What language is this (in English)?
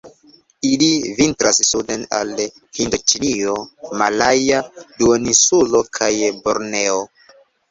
Esperanto